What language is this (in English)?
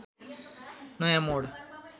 Nepali